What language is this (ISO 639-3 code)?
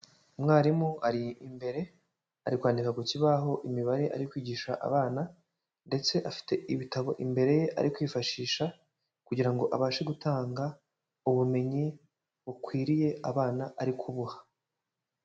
kin